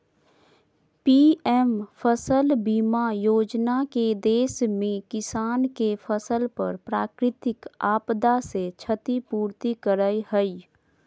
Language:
Magahi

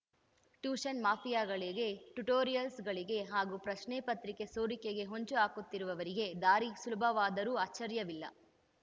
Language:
Kannada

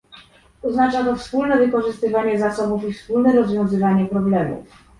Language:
Polish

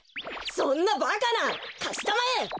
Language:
Japanese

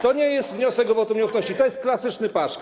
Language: Polish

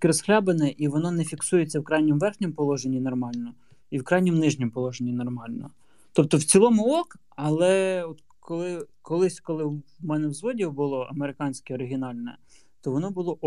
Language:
Ukrainian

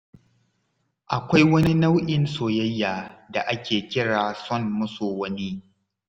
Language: Hausa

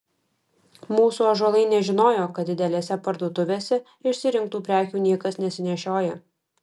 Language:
Lithuanian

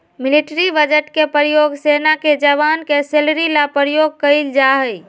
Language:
Magahi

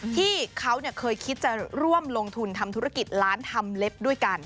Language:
Thai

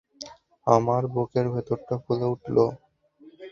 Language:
Bangla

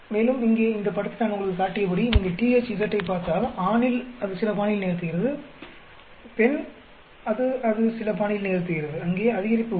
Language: Tamil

